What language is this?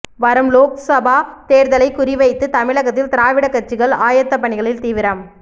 Tamil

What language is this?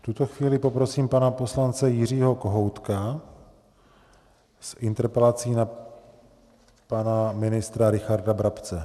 Czech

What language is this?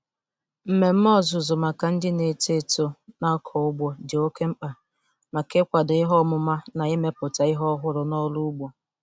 Igbo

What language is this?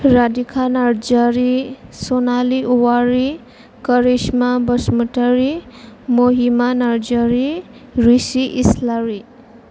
Bodo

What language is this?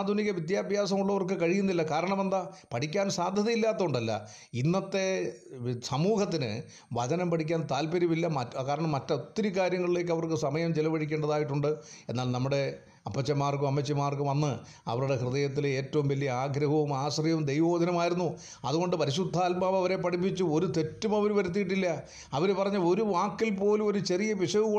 Malayalam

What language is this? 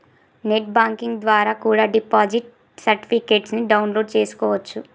Telugu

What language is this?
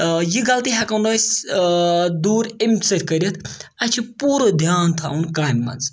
Kashmiri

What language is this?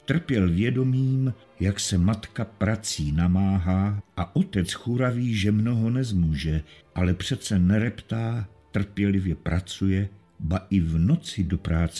Czech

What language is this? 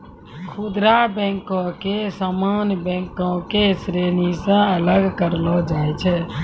Maithili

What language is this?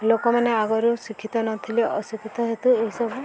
Odia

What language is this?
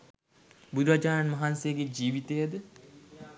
Sinhala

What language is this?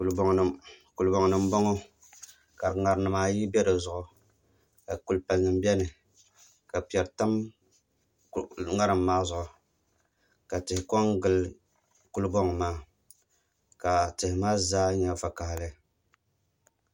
Dagbani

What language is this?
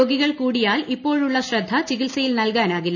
Malayalam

